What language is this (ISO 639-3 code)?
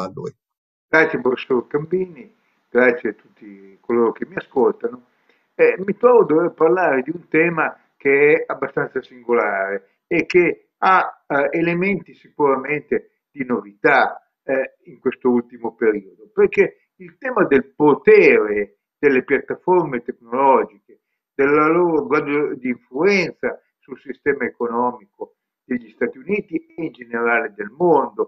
ita